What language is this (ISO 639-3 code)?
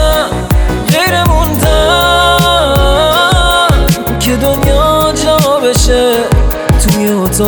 fas